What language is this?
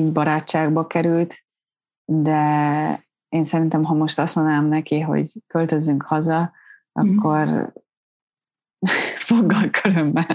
Hungarian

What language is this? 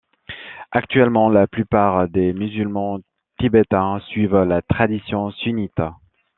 French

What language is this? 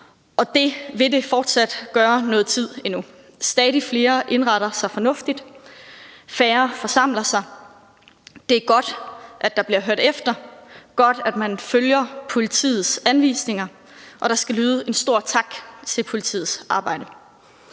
Danish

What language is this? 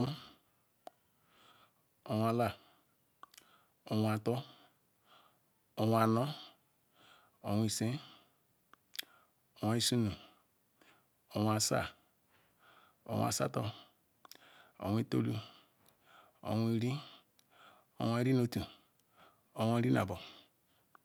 Ikwere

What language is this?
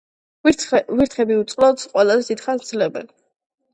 Georgian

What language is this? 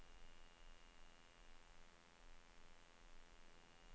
Norwegian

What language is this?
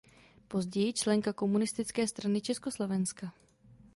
Czech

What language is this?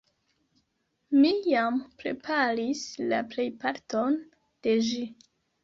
Esperanto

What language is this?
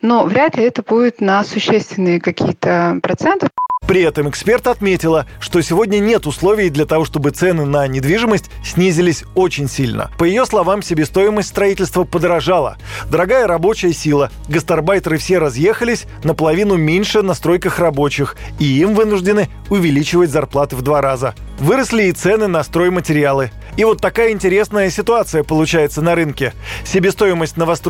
Russian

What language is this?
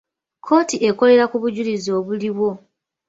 Ganda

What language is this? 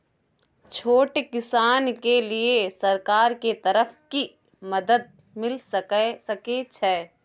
Maithili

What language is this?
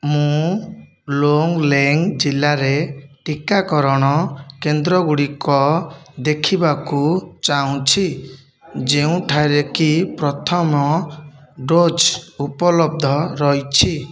Odia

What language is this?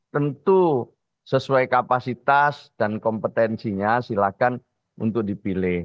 Indonesian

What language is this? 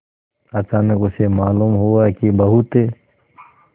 Hindi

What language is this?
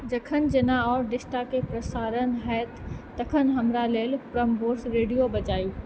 Maithili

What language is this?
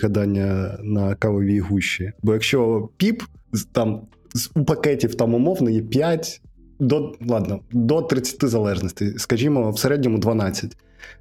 Ukrainian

